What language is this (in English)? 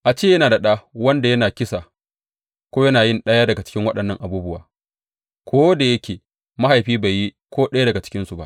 Hausa